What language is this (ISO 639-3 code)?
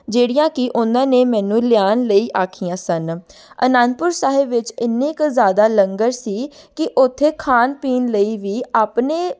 pan